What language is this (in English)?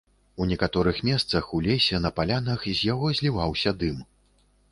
Belarusian